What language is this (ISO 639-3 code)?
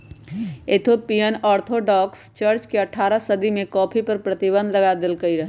mag